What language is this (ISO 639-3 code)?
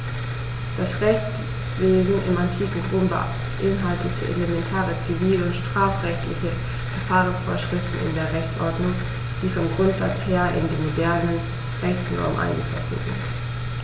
deu